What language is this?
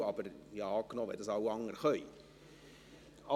Swiss German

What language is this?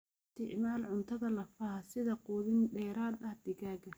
Somali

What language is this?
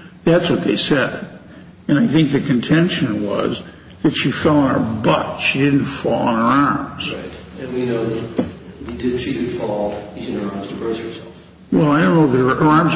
English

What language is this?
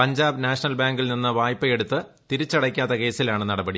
Malayalam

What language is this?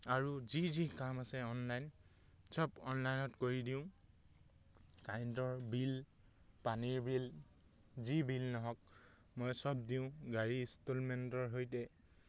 Assamese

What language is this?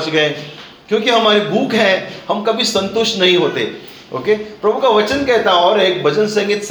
Hindi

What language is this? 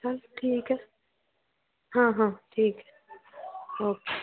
Punjabi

